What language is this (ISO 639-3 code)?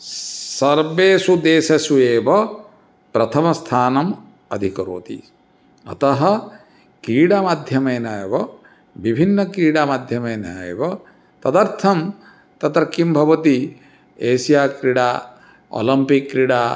san